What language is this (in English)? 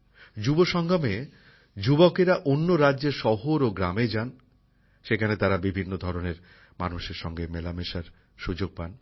Bangla